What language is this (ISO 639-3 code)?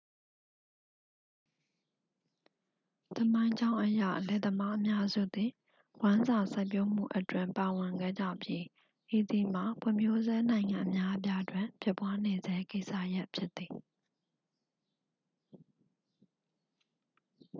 mya